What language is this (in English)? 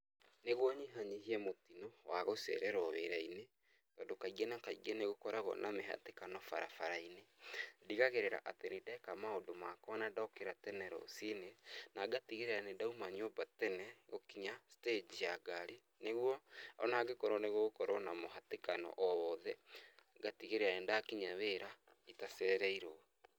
Kikuyu